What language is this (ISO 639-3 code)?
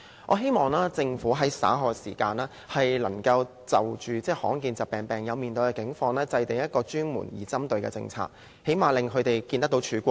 yue